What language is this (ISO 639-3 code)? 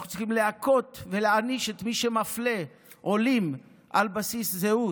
heb